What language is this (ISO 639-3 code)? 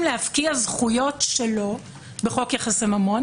heb